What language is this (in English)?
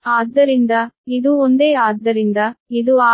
Kannada